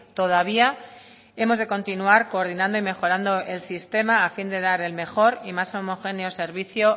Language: Spanish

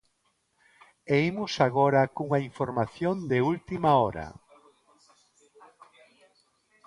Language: Galician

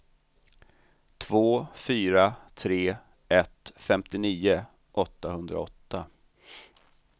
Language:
Swedish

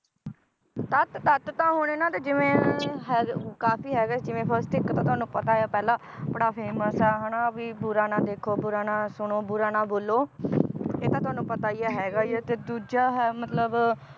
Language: Punjabi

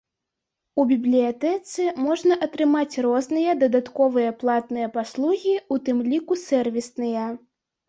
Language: Belarusian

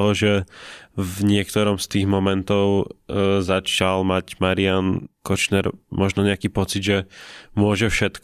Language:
Slovak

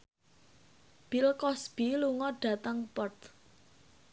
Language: Javanese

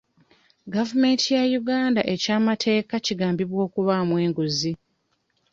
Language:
Ganda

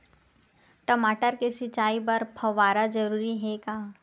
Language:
Chhattisgarhi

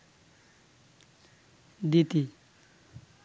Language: Bangla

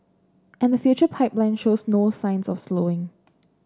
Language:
English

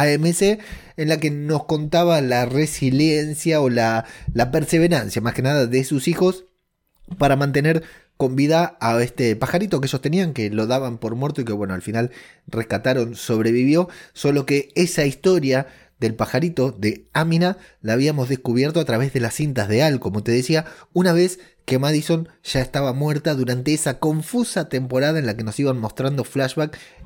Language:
Spanish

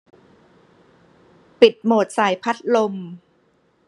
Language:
Thai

